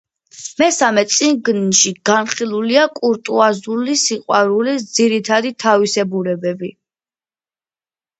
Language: Georgian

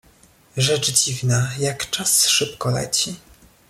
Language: Polish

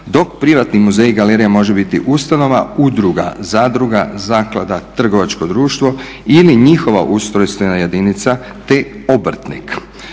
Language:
Croatian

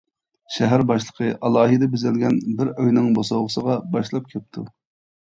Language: Uyghur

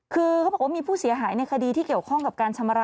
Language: Thai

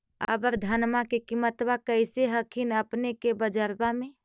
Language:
Magahi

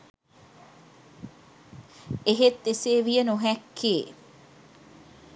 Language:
Sinhala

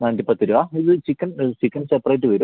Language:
Malayalam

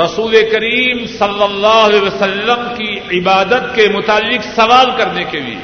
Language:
Urdu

